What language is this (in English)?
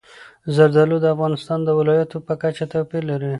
Pashto